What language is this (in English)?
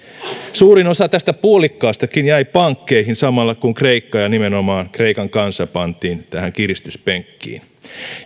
Finnish